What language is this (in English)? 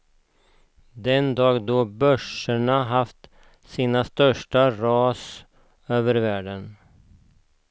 Swedish